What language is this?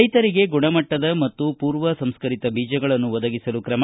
Kannada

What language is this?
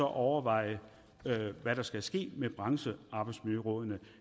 Danish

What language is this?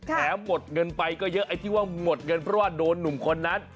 Thai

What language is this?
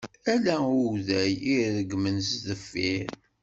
Kabyle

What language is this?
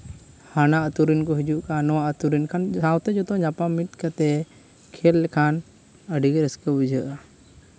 Santali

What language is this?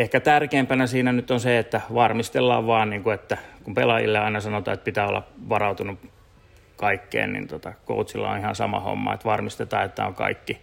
Finnish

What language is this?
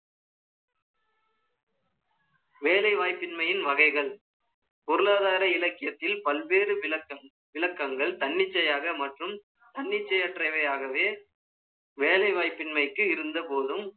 Tamil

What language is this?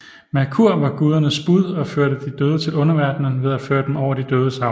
Danish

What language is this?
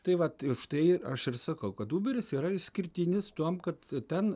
Lithuanian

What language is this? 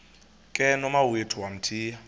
Xhosa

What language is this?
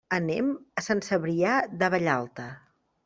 Catalan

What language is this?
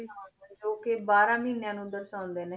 Punjabi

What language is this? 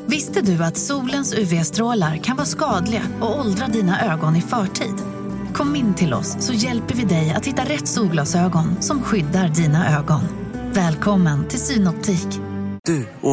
Swedish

